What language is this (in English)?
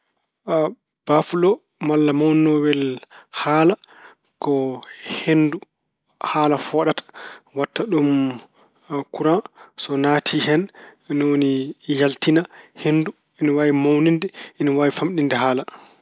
Fula